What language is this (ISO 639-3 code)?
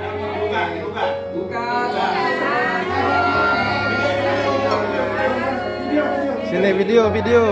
ind